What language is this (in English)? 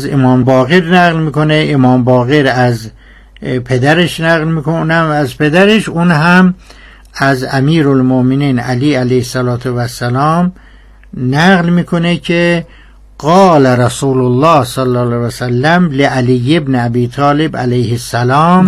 Persian